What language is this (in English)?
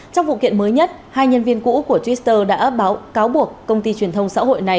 Vietnamese